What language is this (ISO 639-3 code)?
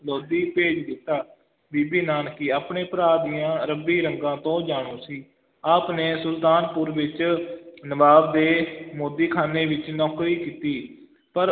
pan